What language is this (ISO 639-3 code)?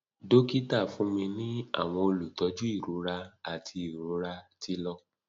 yor